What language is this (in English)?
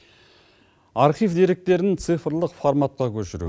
Kazakh